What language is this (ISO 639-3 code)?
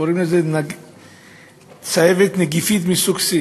heb